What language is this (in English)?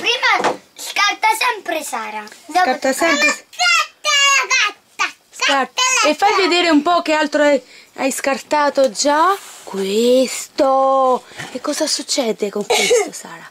Italian